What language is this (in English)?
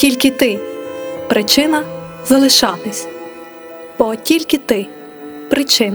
Ukrainian